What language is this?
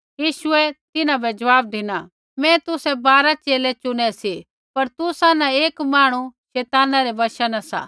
Kullu Pahari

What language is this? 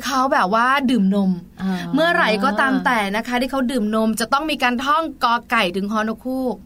Thai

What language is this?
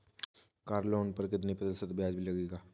Hindi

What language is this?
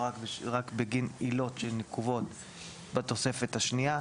Hebrew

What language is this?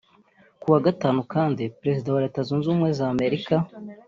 Kinyarwanda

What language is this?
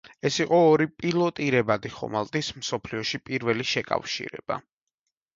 Georgian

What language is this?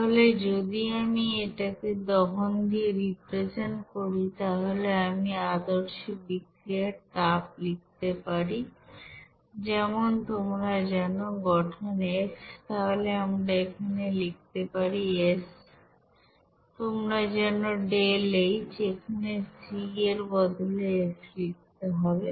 Bangla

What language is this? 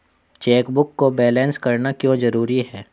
Hindi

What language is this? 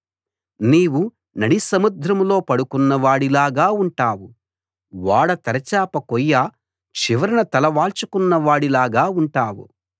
Telugu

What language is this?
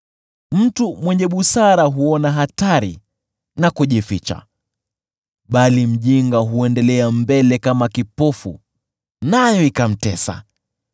Swahili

